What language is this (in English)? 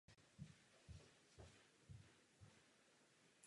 Czech